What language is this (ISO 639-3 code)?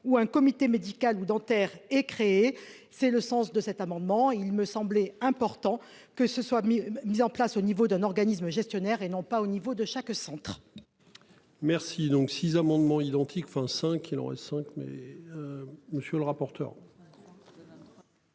fra